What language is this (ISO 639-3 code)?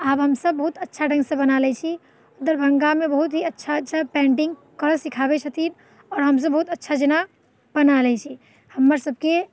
mai